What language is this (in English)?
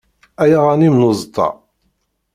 Kabyle